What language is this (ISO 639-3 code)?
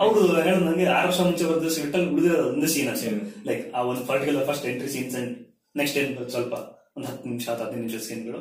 kan